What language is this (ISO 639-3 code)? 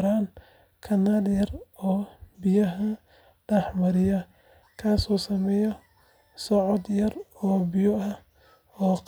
som